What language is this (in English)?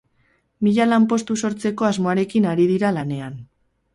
Basque